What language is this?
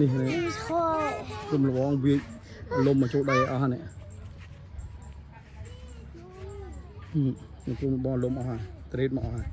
Thai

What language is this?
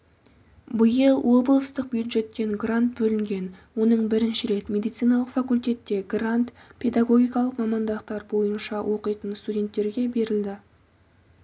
Kazakh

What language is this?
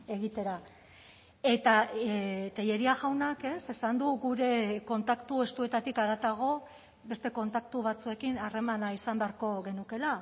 Basque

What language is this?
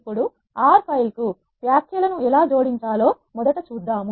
Telugu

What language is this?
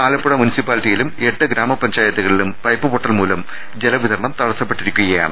Malayalam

